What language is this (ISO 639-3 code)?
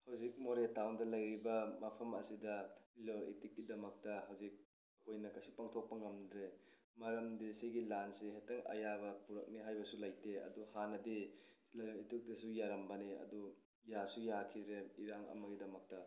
mni